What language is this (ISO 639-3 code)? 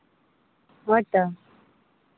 sat